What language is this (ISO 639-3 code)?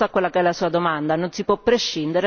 ita